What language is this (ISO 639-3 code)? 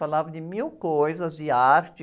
por